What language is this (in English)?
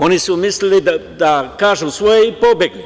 Serbian